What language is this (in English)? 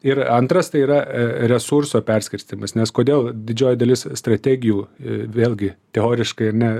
Lithuanian